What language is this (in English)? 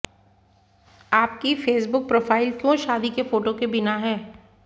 Hindi